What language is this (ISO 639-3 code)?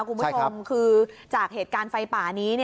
tha